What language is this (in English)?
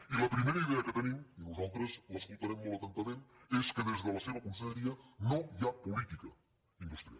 Catalan